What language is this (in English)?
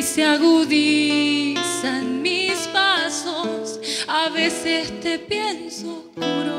Spanish